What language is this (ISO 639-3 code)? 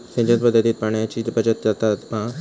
mar